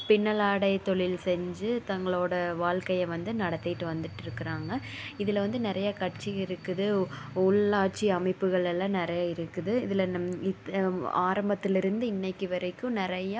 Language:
Tamil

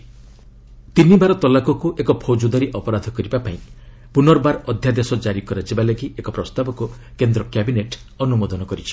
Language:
Odia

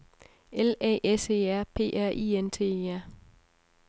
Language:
Danish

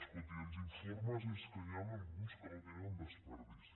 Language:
Catalan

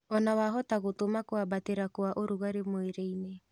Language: Kikuyu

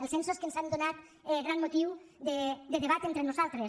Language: Catalan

